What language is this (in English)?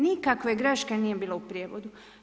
Croatian